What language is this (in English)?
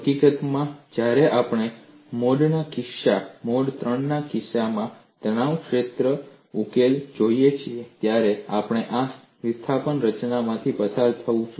Gujarati